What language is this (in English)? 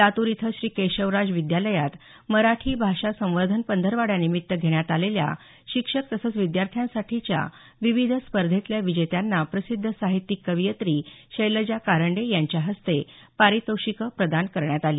Marathi